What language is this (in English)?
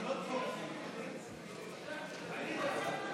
Hebrew